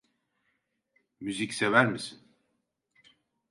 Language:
Turkish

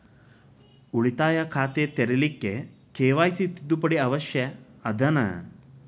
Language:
Kannada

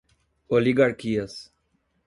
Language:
Portuguese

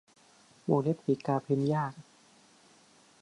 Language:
Thai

